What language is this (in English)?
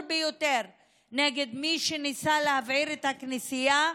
Hebrew